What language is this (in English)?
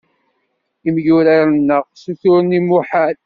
Kabyle